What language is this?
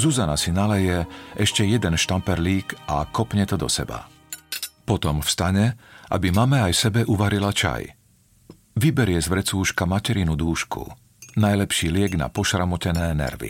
Slovak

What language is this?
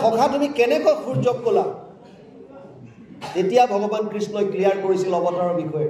Bangla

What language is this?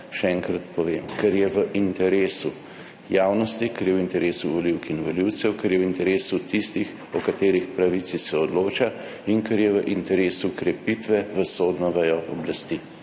Slovenian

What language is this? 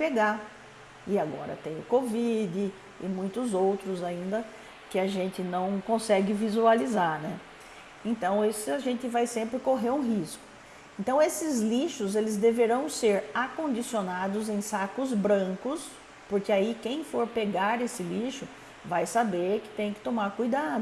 Portuguese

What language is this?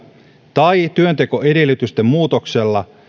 Finnish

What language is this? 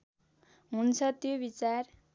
Nepali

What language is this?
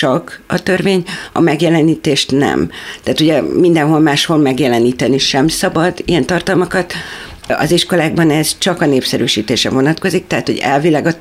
Hungarian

